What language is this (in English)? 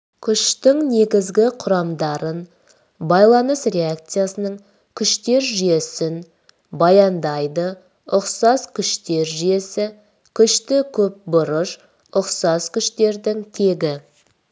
Kazakh